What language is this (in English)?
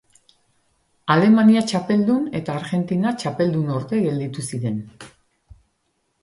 Basque